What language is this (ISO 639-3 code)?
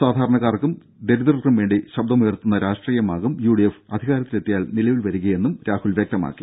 mal